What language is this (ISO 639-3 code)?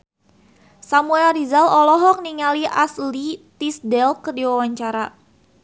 sun